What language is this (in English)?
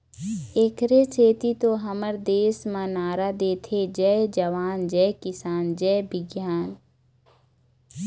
Chhattisgarhi